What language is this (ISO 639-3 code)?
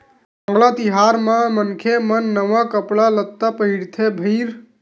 hne